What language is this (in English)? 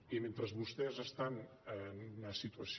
Catalan